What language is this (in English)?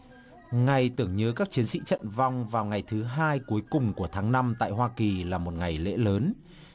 Vietnamese